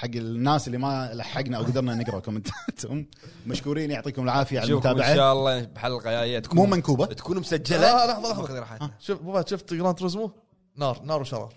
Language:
Arabic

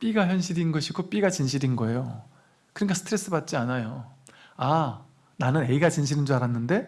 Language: Korean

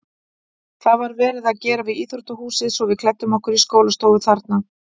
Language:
Icelandic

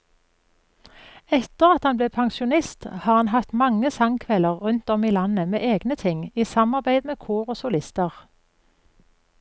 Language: Norwegian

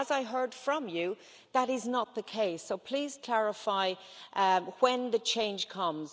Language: English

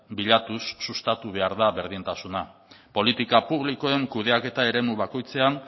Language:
Basque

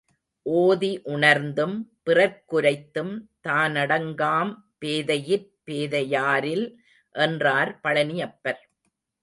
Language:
Tamil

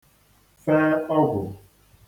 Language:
Igbo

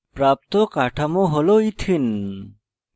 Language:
Bangla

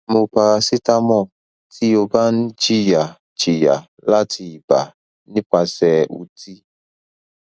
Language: Yoruba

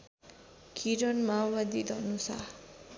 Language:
Nepali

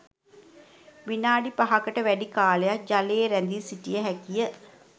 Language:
Sinhala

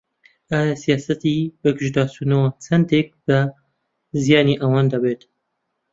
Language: Central Kurdish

